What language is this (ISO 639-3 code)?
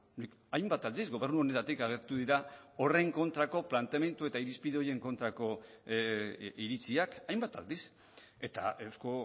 eus